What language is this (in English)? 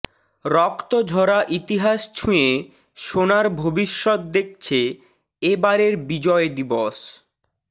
Bangla